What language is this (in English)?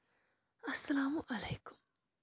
Kashmiri